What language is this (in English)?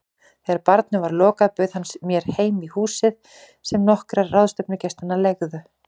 Icelandic